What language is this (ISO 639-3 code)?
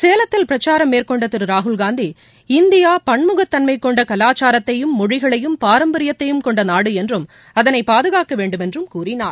tam